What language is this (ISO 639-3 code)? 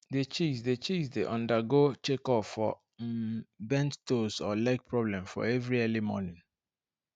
pcm